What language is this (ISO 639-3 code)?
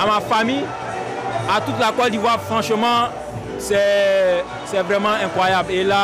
fra